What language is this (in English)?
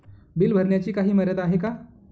Marathi